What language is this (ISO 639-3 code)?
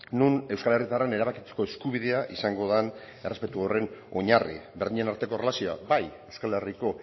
eus